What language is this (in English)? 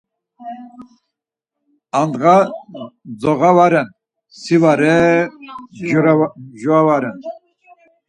Laz